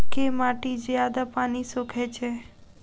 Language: Maithili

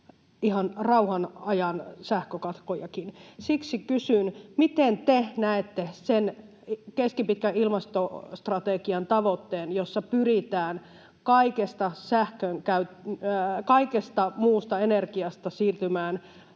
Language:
Finnish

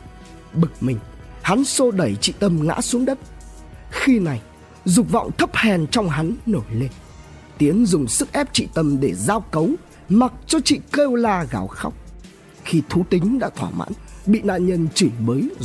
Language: Vietnamese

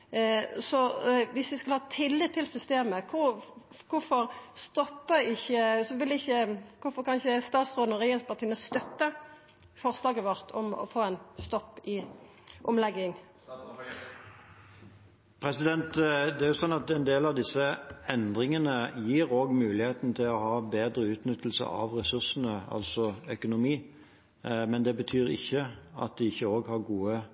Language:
Norwegian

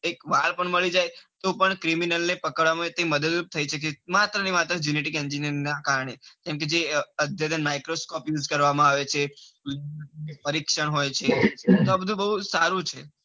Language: Gujarati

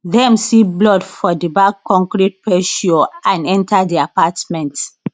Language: Nigerian Pidgin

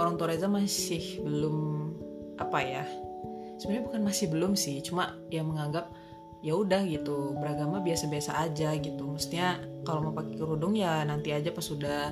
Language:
Indonesian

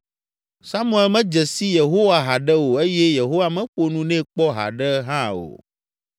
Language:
Ewe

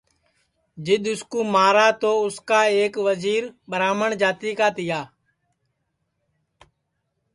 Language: Sansi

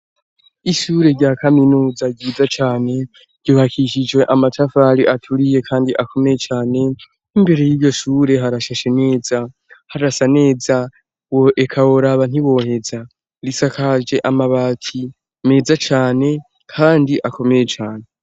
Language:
Rundi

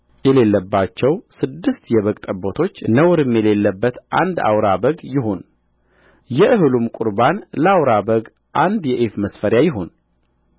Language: Amharic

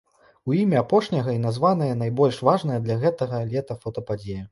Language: Belarusian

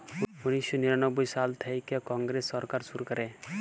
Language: Bangla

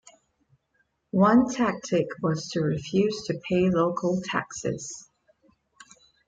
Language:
English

